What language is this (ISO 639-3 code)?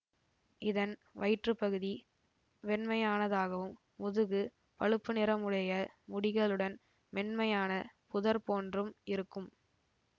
tam